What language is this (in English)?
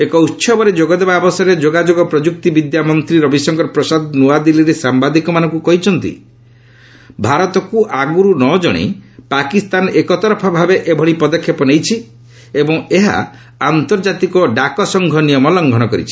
Odia